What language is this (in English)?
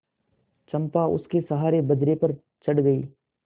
Hindi